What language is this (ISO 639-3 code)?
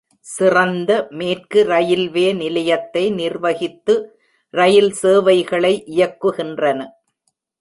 tam